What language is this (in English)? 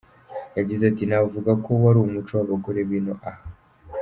Kinyarwanda